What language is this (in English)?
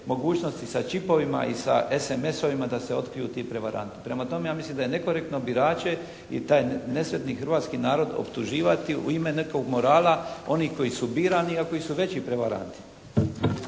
Croatian